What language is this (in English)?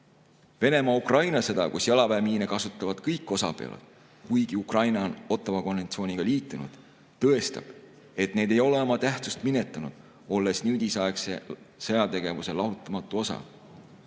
Estonian